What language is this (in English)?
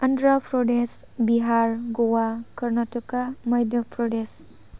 Bodo